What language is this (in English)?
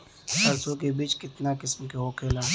Bhojpuri